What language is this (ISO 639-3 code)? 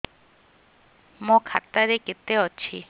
ori